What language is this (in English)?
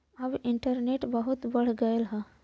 Bhojpuri